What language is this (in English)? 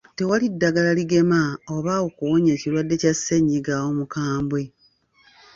Ganda